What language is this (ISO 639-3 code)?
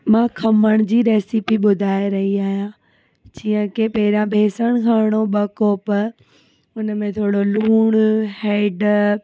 snd